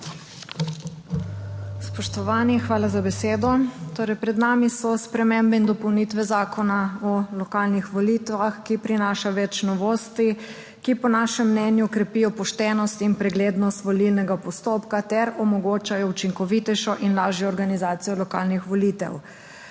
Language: Slovenian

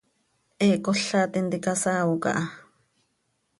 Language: Seri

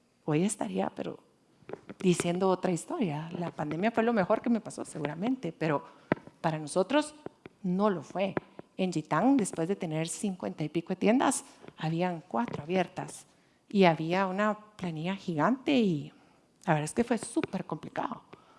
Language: Spanish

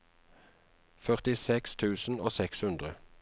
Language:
Norwegian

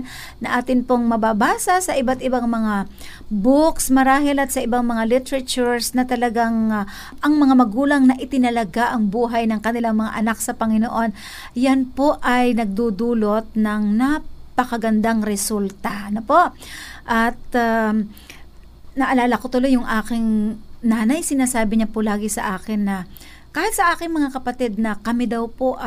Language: Filipino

